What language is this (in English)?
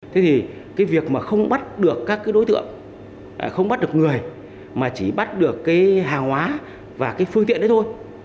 Vietnamese